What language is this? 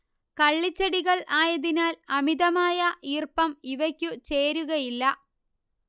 Malayalam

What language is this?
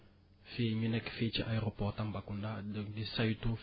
Wolof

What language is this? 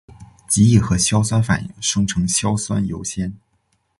Chinese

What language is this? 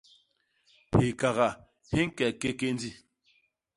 Basaa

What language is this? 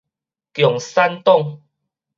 Min Nan Chinese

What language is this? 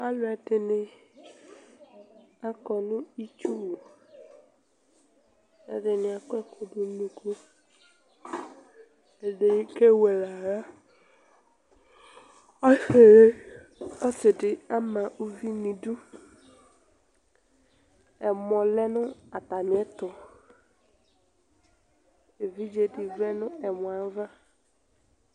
Ikposo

